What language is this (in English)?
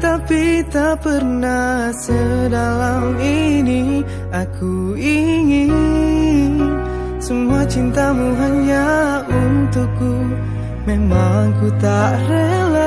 Indonesian